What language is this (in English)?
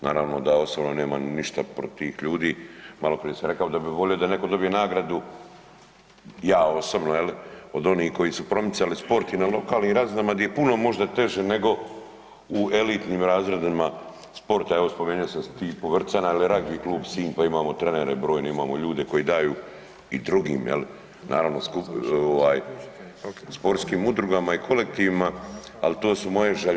Croatian